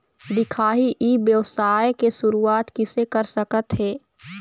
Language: Chhattisgarhi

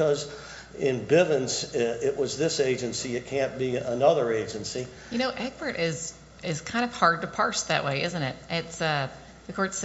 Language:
English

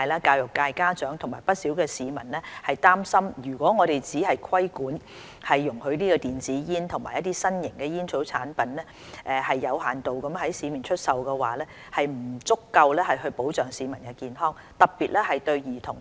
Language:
Cantonese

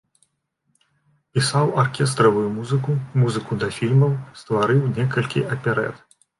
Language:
Belarusian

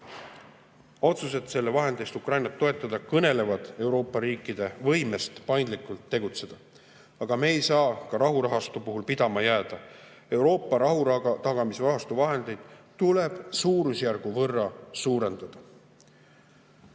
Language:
Estonian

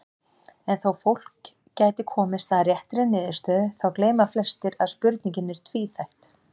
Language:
Icelandic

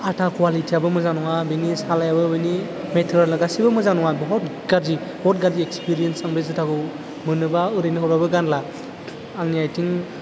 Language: Bodo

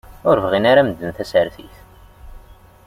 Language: Kabyle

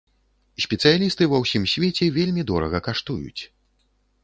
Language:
Belarusian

